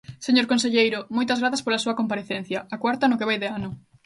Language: Galician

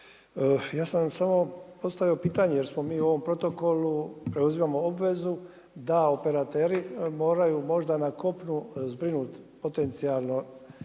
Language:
Croatian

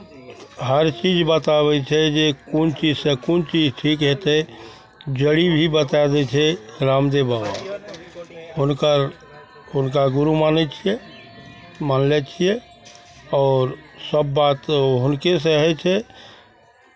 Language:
Maithili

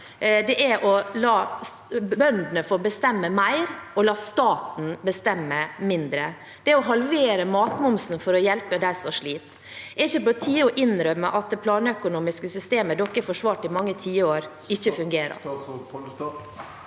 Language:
Norwegian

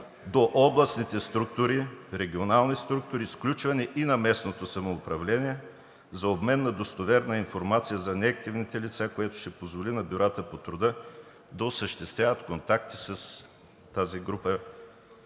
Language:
Bulgarian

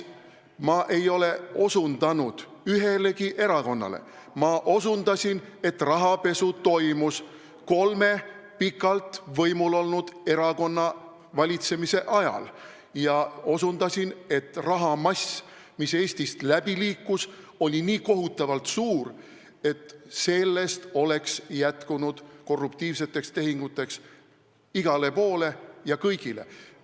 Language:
Estonian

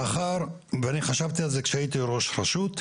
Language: Hebrew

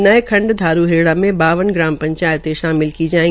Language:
Hindi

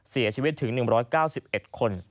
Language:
Thai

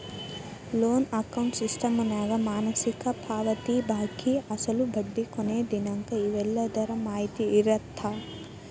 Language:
Kannada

